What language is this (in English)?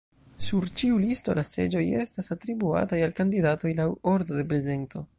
Esperanto